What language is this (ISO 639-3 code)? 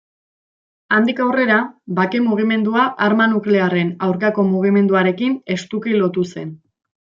eus